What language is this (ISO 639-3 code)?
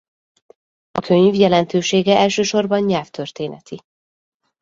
hun